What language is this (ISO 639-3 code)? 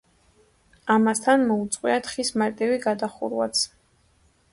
kat